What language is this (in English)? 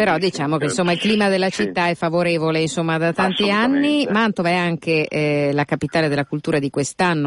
Italian